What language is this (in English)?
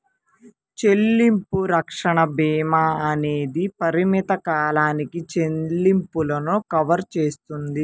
Telugu